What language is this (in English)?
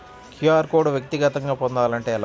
Telugu